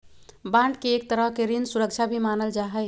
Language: Magahi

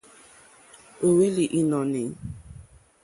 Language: Mokpwe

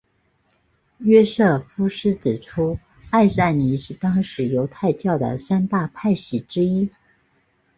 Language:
Chinese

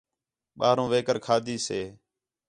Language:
Khetrani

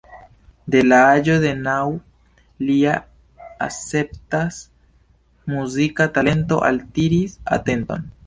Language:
Esperanto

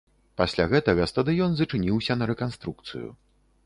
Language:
Belarusian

